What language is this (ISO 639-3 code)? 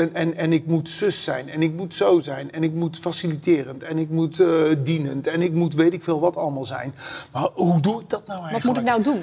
nld